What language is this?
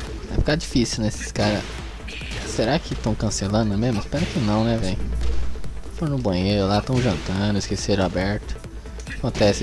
Portuguese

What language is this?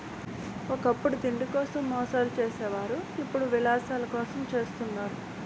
Telugu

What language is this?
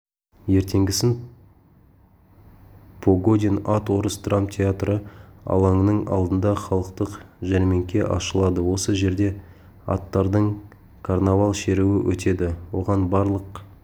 Kazakh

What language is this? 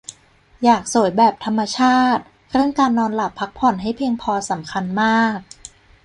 Thai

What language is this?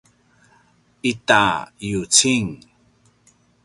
Paiwan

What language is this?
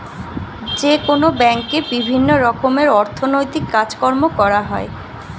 Bangla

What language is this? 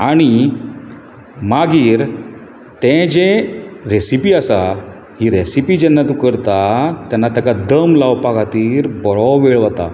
Konkani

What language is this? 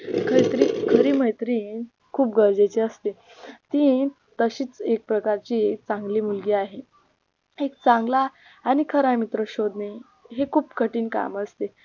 Marathi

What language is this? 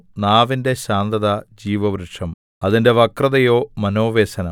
Malayalam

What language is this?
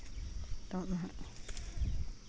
Santali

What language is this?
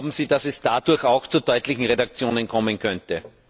German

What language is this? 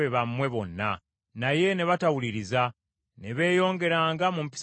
Ganda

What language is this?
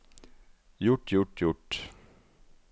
Norwegian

